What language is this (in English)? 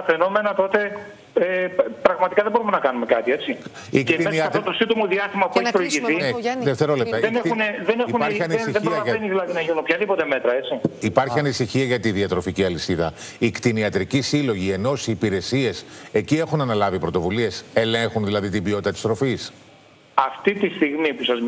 Greek